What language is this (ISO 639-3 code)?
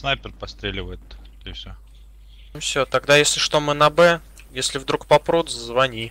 rus